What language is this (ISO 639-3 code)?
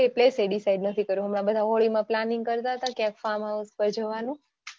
guj